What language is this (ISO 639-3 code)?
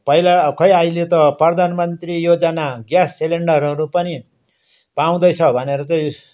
nep